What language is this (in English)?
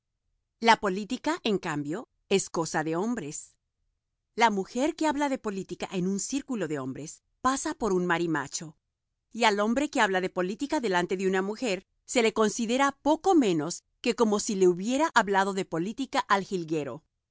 Spanish